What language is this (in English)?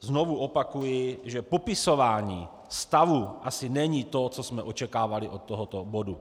Czech